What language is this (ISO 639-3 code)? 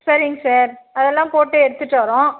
tam